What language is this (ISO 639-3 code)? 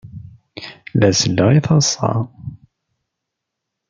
kab